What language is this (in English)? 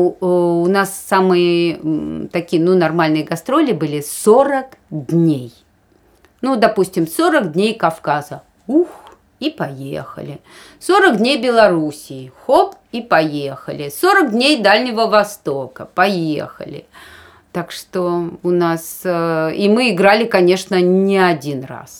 Russian